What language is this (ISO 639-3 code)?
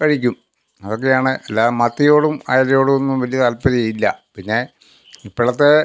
mal